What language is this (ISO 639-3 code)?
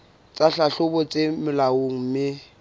sot